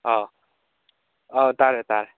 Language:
Manipuri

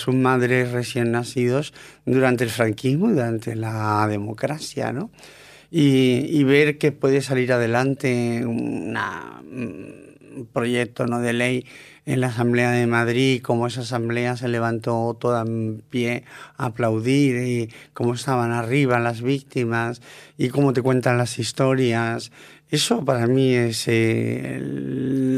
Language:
Spanish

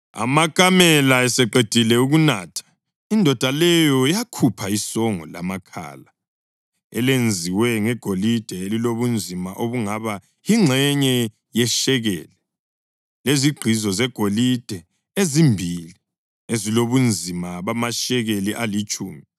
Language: North Ndebele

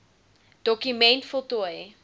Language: Afrikaans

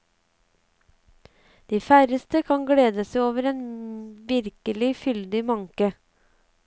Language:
Norwegian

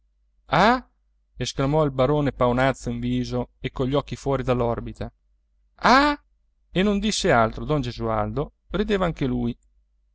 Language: Italian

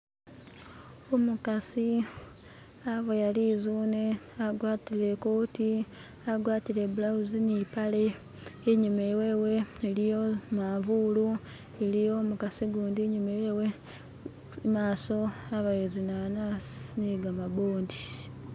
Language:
Masaaba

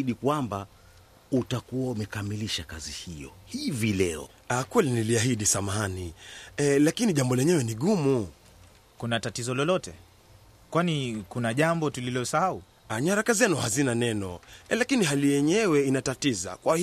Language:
Swahili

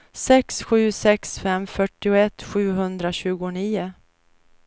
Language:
Swedish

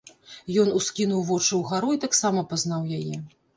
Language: Belarusian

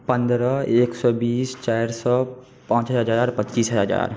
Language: Maithili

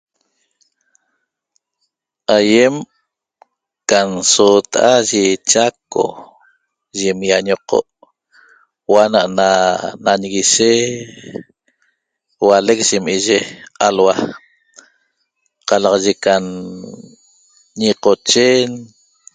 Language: Toba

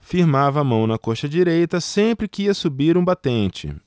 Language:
Portuguese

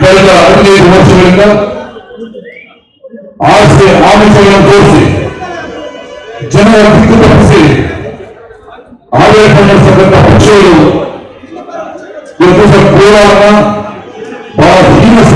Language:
Turkish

